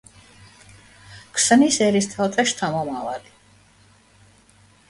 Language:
Georgian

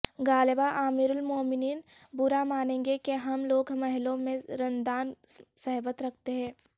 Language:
Urdu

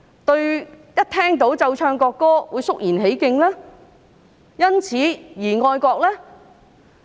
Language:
Cantonese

